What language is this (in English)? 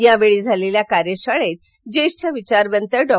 Marathi